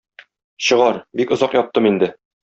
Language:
Tatar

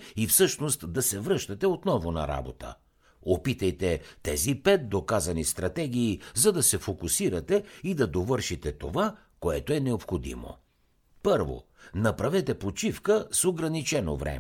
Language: Bulgarian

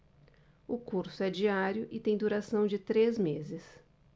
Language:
Portuguese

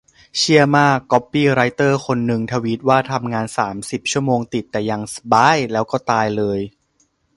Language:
Thai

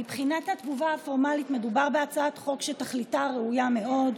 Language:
Hebrew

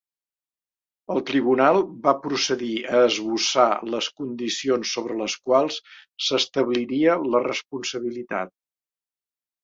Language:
Catalan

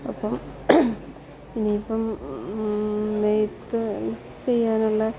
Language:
Malayalam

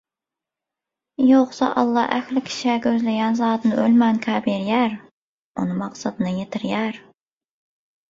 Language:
Turkmen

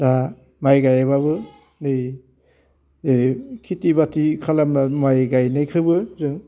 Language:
Bodo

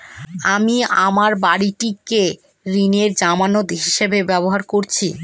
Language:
Bangla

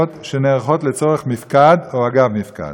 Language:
Hebrew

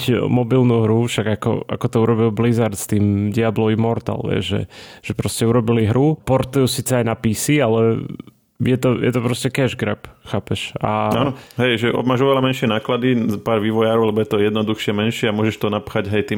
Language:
Slovak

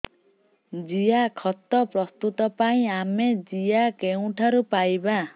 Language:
Odia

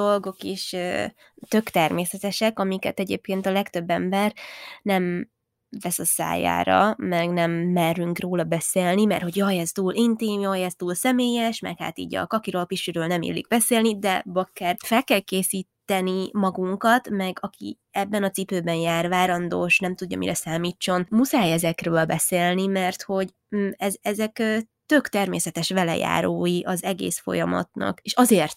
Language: Hungarian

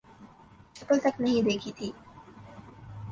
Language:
Urdu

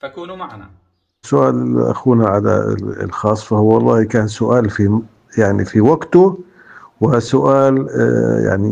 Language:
Arabic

